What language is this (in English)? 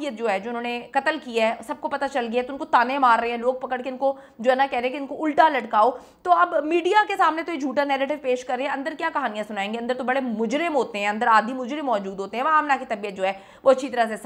Hindi